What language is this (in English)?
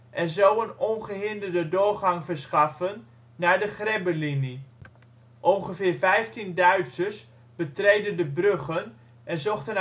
Dutch